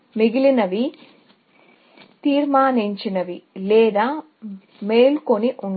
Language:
Telugu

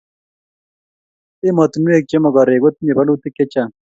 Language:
Kalenjin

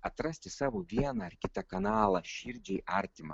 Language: Lithuanian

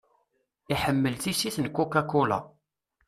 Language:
Kabyle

